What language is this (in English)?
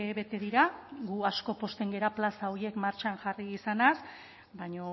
Basque